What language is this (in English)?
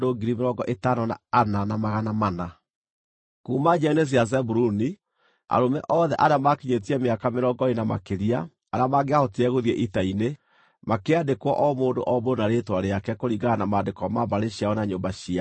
Kikuyu